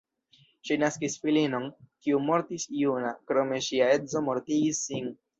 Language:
Esperanto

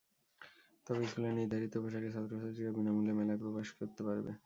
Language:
Bangla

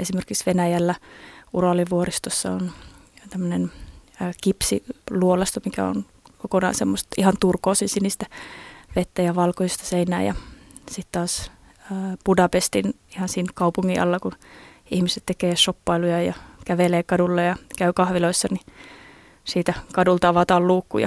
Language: Finnish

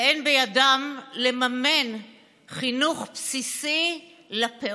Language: Hebrew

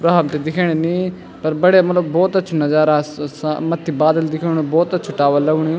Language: Garhwali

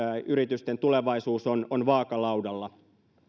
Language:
Finnish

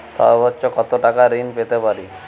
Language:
Bangla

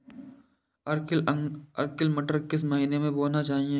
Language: Hindi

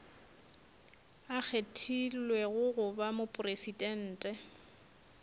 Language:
Northern Sotho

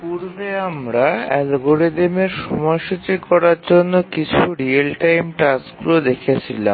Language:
Bangla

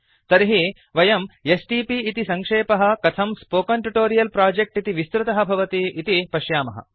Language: Sanskrit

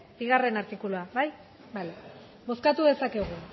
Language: Basque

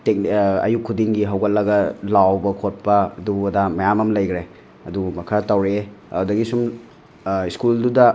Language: Manipuri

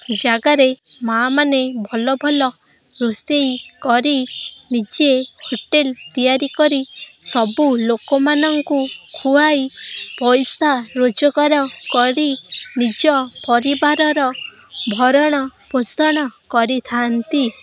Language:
Odia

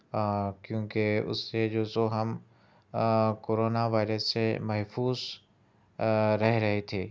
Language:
Urdu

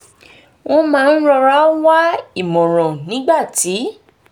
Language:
Yoruba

